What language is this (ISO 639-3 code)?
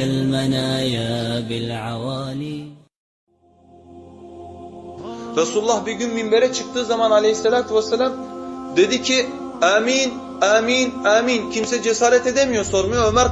tur